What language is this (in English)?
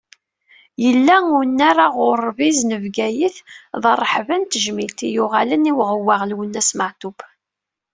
Kabyle